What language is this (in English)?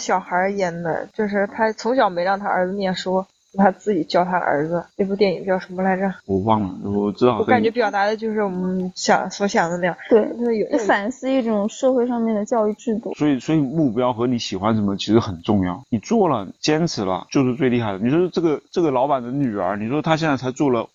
Chinese